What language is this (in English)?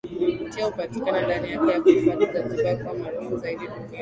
Swahili